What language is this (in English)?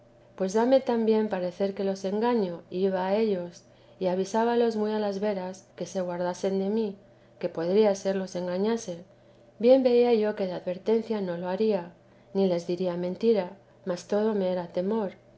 Spanish